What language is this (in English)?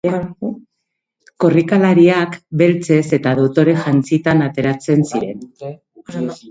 Basque